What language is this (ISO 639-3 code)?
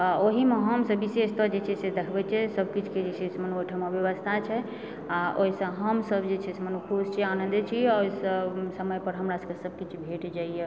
mai